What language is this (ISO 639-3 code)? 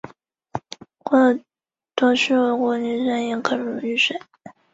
zho